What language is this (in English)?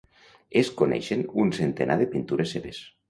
Catalan